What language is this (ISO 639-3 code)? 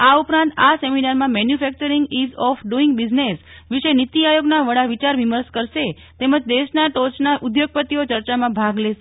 guj